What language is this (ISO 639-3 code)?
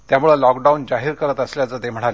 mar